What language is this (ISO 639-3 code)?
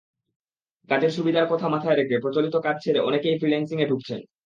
ben